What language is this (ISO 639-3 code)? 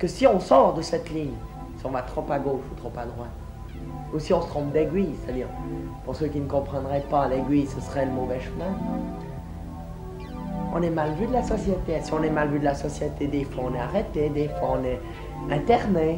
fra